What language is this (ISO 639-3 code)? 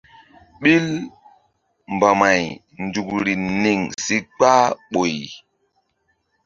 mdd